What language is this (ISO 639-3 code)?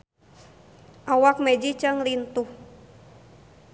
sun